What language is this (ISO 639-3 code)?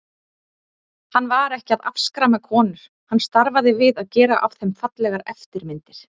isl